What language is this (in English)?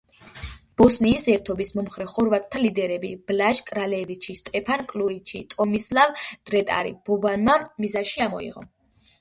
Georgian